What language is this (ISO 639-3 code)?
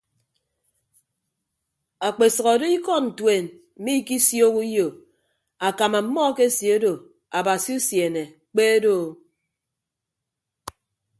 ibb